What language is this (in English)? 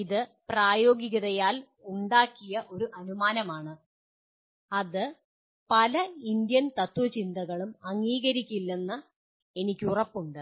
Malayalam